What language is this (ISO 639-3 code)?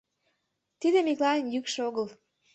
chm